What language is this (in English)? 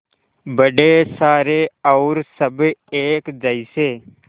Hindi